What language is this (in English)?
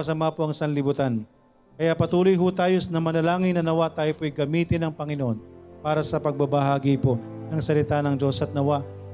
Filipino